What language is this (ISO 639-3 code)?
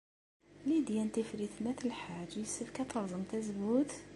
kab